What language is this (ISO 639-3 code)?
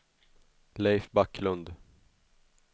swe